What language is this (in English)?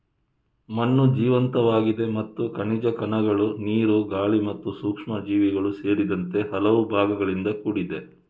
Kannada